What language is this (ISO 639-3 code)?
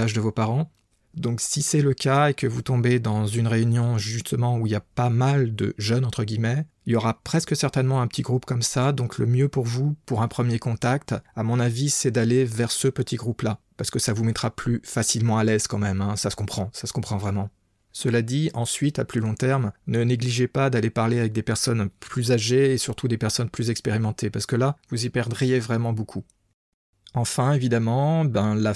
fra